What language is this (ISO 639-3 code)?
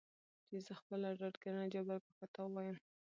pus